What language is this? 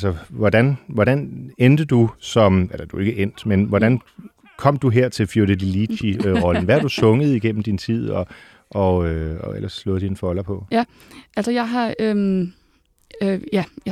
Danish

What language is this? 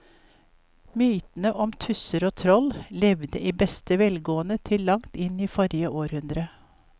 Norwegian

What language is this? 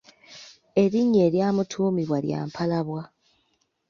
Ganda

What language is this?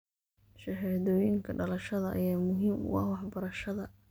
Somali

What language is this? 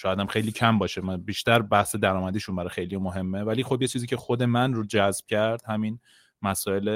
Persian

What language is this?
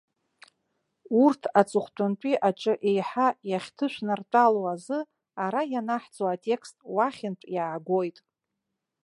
Abkhazian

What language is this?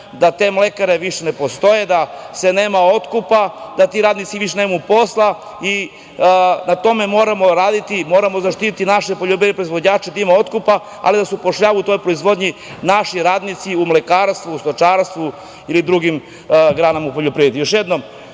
Serbian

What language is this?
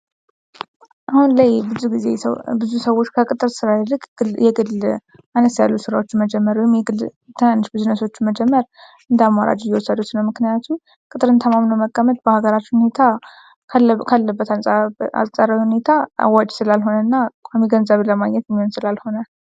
Amharic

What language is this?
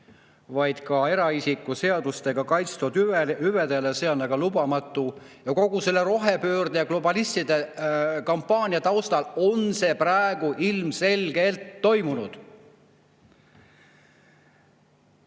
Estonian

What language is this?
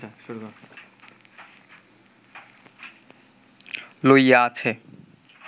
Bangla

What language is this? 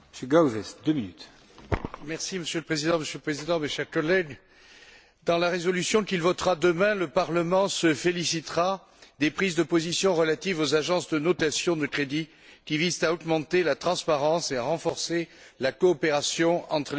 French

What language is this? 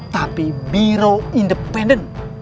Indonesian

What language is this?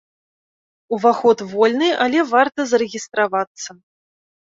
Belarusian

